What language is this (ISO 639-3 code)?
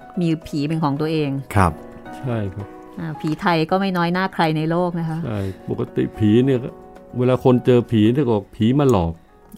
tha